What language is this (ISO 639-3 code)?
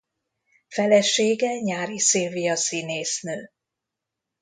hun